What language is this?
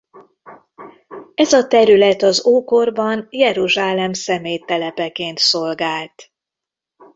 Hungarian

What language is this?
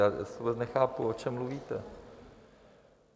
Czech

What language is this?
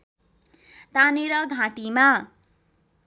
Nepali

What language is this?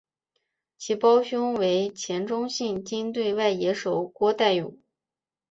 Chinese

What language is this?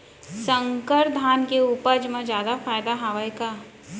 Chhattisgarhi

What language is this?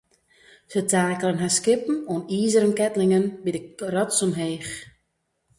Western Frisian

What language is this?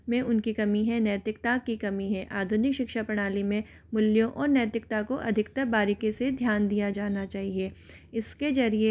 Hindi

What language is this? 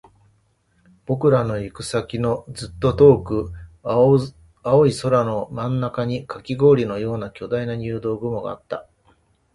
Japanese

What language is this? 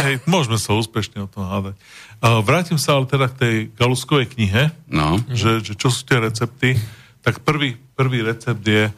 Slovak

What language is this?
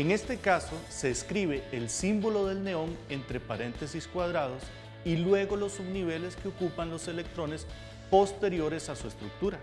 Spanish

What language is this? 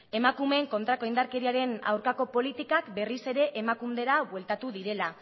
Basque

